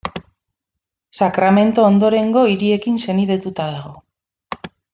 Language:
Basque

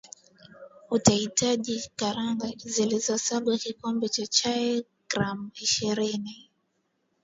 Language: Swahili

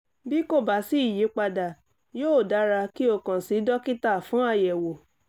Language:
Yoruba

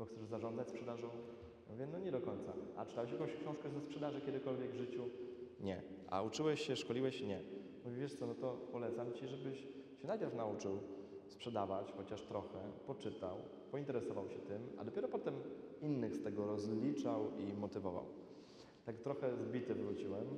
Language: Polish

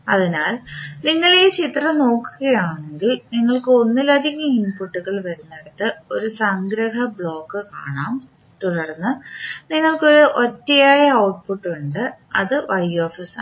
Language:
Malayalam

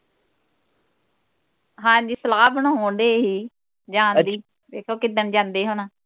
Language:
Punjabi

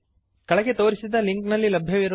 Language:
Kannada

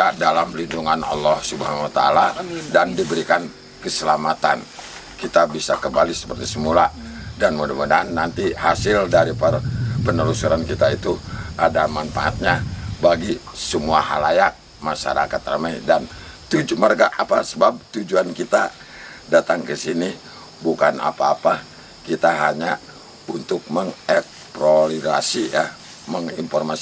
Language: Indonesian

